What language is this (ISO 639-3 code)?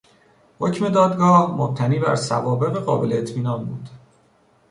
fas